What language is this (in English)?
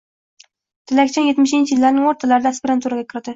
Uzbek